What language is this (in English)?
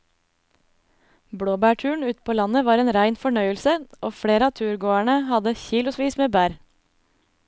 Norwegian